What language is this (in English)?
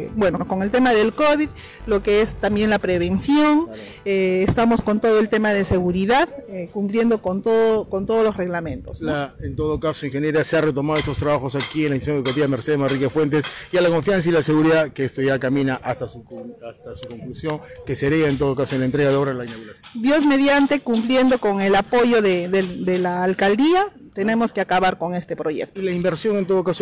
Spanish